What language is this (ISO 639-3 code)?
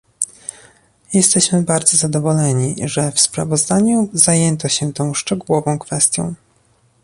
pol